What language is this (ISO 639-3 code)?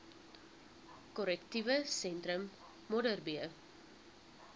afr